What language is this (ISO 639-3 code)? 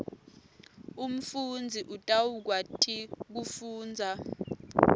ssw